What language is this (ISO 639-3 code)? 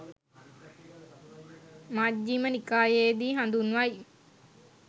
sin